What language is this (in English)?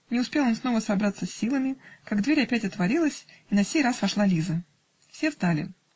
Russian